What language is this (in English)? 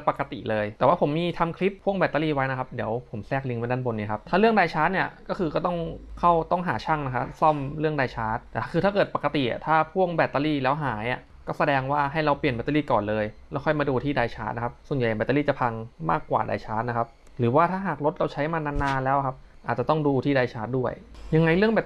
Thai